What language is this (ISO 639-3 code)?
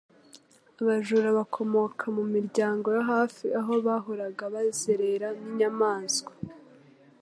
kin